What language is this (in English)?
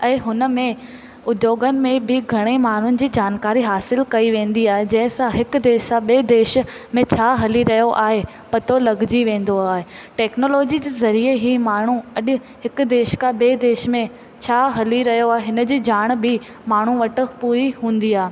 Sindhi